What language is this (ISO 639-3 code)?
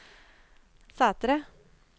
nor